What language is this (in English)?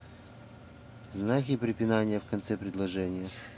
Russian